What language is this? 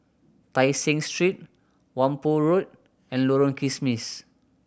English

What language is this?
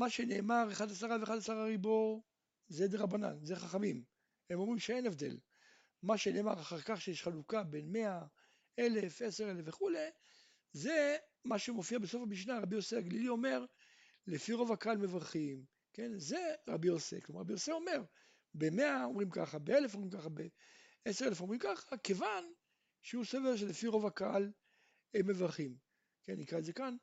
Hebrew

